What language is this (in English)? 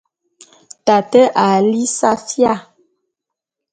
Bulu